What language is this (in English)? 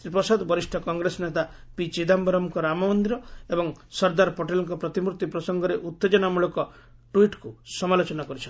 Odia